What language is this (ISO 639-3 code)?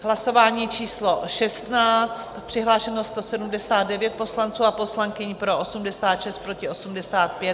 ces